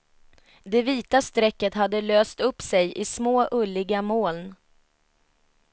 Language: Swedish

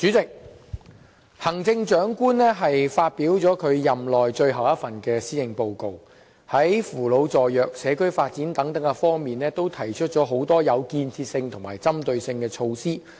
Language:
Cantonese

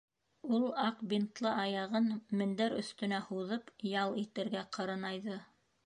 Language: Bashkir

